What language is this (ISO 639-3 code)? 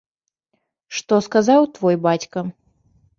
bel